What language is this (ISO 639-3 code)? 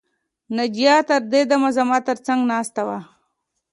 pus